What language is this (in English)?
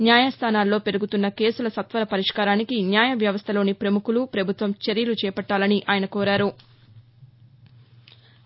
Telugu